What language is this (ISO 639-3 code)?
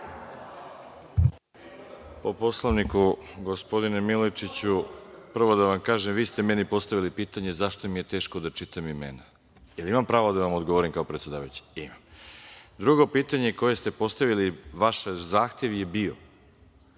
srp